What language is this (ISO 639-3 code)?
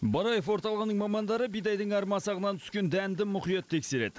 kaz